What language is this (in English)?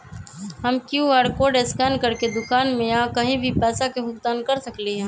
Magahi